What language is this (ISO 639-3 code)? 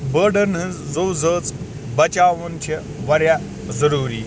kas